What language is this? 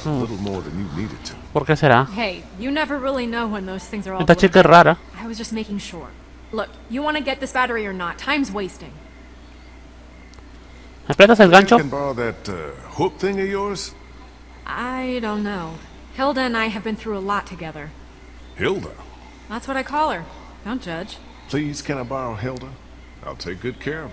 Spanish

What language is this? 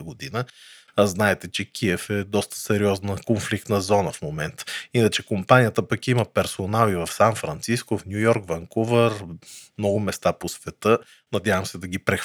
Bulgarian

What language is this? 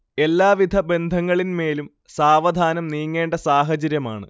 Malayalam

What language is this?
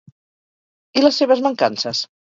Catalan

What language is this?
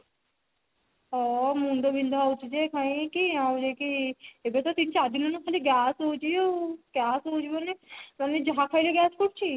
Odia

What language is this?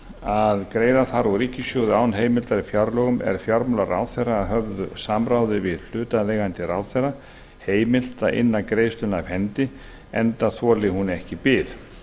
Icelandic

